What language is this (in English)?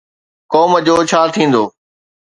Sindhi